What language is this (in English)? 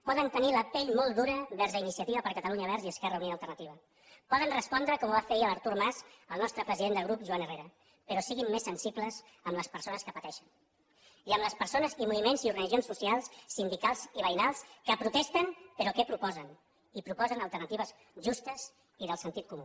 Catalan